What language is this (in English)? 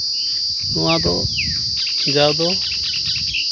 Santali